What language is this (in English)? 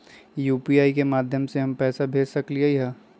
Magahi